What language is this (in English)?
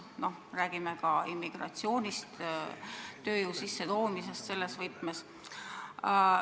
Estonian